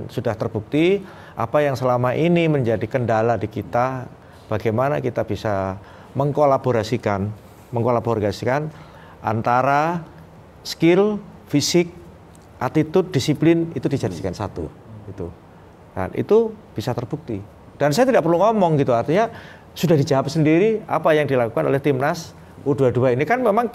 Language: Indonesian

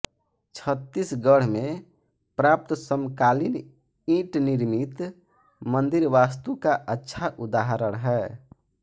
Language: Hindi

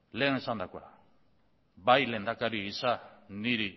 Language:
Basque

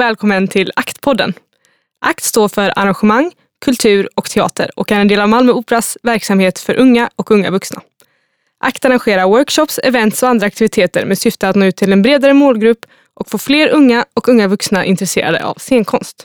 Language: Swedish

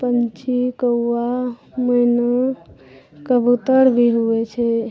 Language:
Maithili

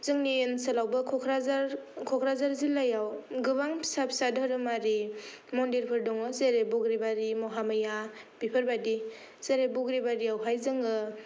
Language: Bodo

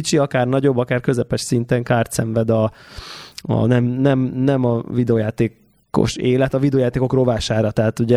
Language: Hungarian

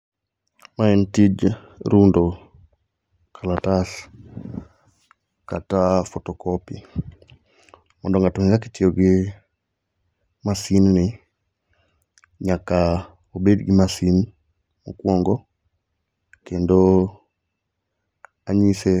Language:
Luo (Kenya and Tanzania)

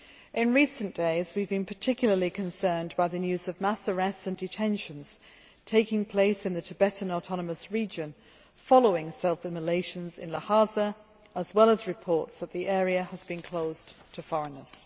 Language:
English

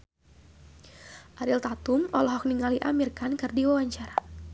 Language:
Sundanese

